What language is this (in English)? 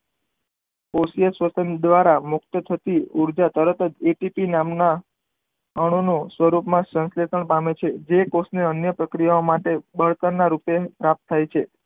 Gujarati